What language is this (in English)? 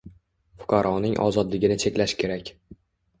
Uzbek